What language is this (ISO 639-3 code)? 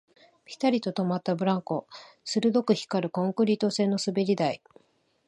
jpn